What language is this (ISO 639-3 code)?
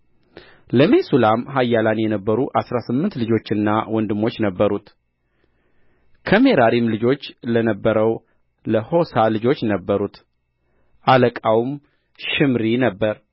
amh